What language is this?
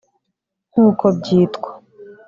Kinyarwanda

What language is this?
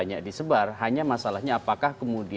Indonesian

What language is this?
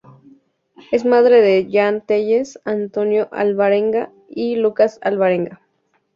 Spanish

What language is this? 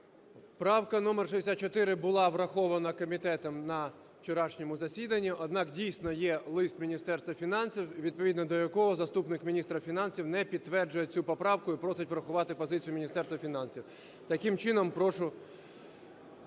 Ukrainian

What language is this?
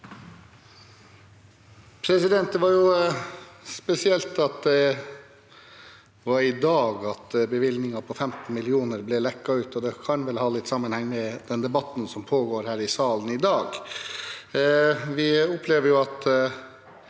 Norwegian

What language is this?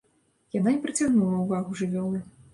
Belarusian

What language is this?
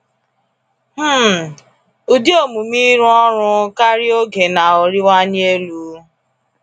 Igbo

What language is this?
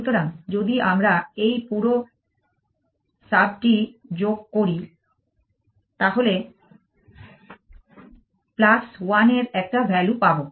Bangla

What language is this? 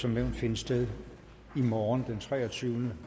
Danish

